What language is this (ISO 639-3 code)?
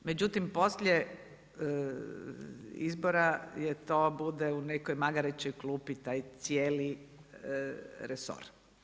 hrv